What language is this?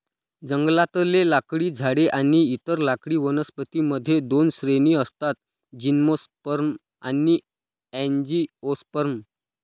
Marathi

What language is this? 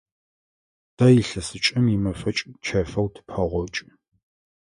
Adyghe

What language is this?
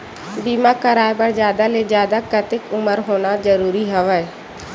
Chhattisgarhi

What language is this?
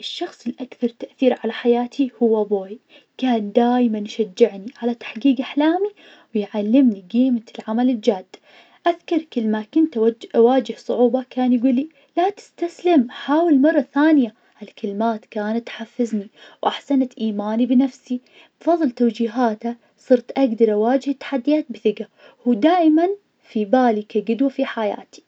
Najdi Arabic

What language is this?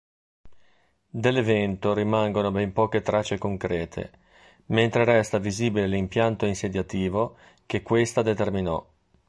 Italian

